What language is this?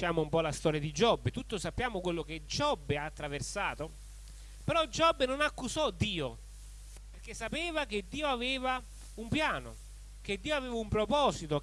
Italian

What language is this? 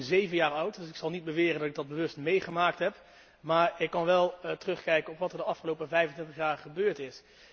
Dutch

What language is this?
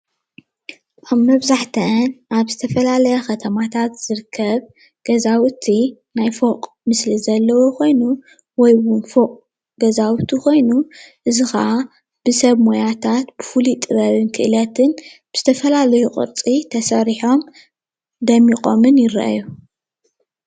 Tigrinya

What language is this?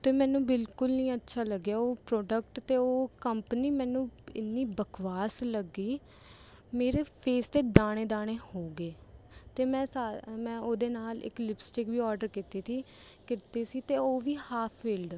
Punjabi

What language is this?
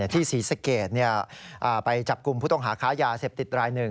Thai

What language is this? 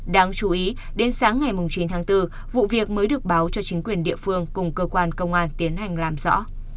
Vietnamese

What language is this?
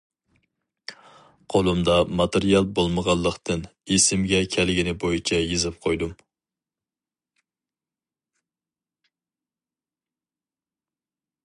Uyghur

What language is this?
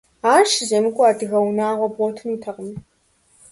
Kabardian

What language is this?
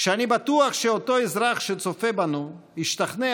Hebrew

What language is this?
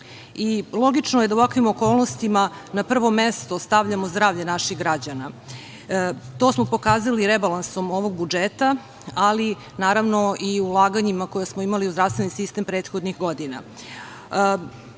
Serbian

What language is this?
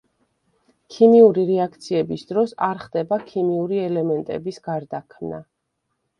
Georgian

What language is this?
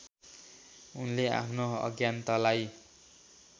Nepali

